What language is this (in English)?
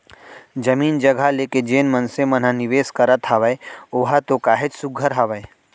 Chhattisgarhi